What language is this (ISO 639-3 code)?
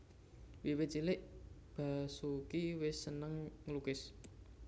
jav